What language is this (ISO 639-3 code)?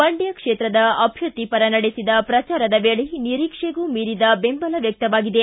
kan